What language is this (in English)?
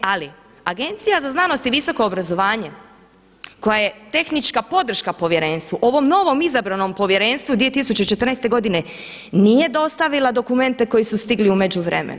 Croatian